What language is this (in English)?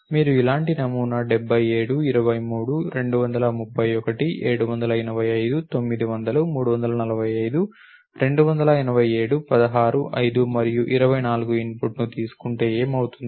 Telugu